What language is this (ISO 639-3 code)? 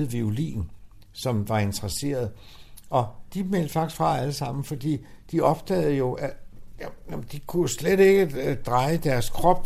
dan